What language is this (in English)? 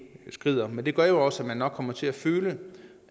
Danish